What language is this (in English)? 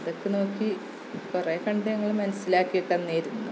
Malayalam